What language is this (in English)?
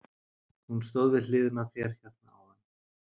Icelandic